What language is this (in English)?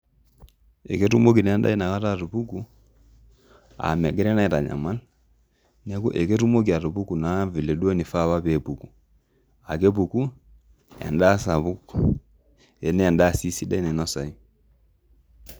Masai